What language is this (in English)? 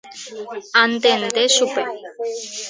Guarani